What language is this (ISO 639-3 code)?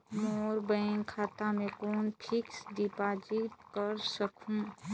hne